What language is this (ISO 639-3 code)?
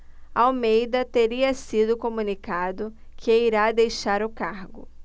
por